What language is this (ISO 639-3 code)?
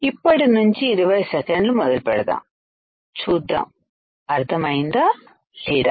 tel